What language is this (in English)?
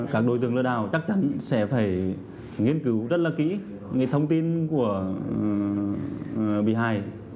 Vietnamese